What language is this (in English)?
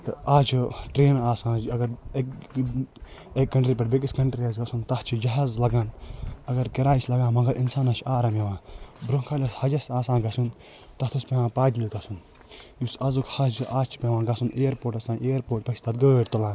Kashmiri